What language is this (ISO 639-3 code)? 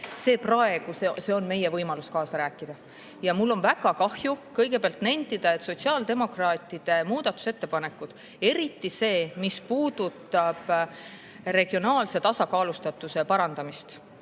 est